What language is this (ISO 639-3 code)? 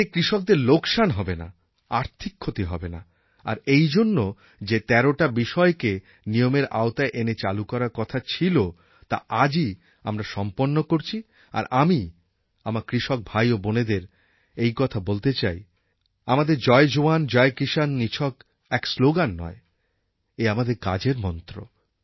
ben